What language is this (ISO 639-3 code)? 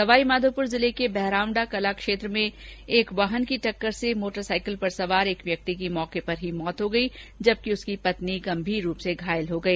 hin